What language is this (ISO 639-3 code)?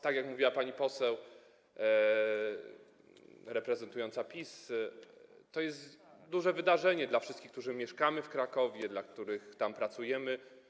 pol